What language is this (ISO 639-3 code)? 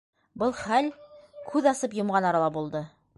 bak